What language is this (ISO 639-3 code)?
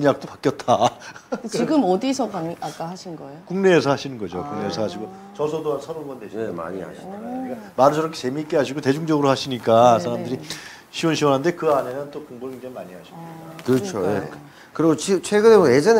kor